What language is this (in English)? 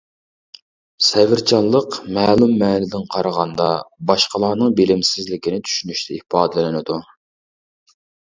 Uyghur